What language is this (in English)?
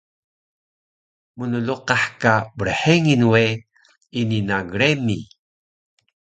Taroko